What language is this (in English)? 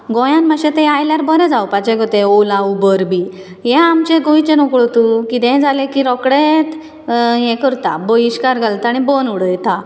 Konkani